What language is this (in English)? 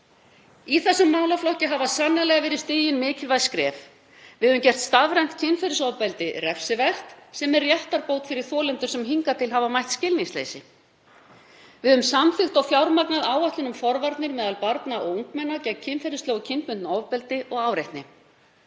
Icelandic